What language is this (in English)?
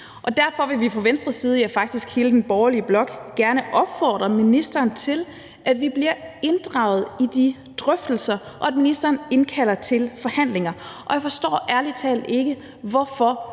Danish